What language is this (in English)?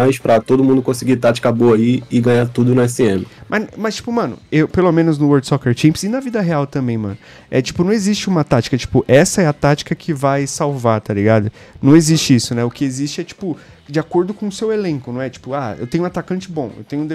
Portuguese